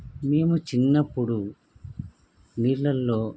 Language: Telugu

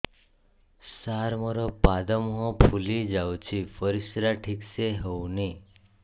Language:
Odia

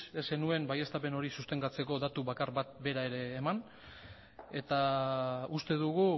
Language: Basque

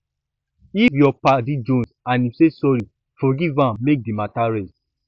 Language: Nigerian Pidgin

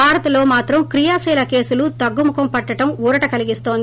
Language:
Telugu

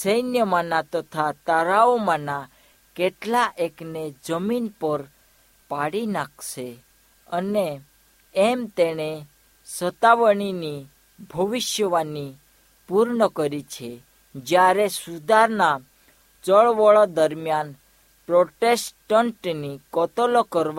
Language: Hindi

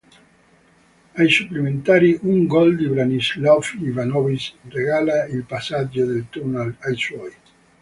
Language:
Italian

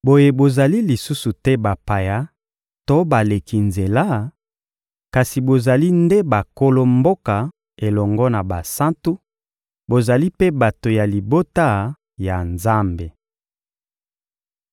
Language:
Lingala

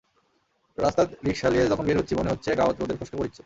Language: Bangla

